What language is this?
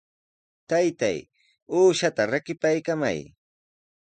Sihuas Ancash Quechua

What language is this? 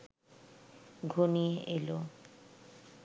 Bangla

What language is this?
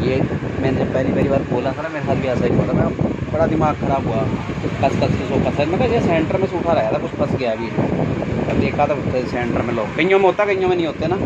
Hindi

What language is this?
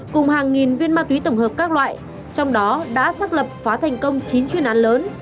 Vietnamese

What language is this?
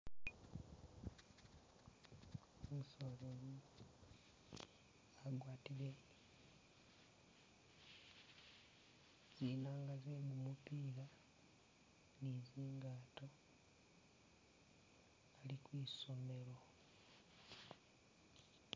Masaaba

